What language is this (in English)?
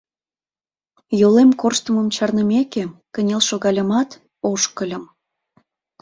Mari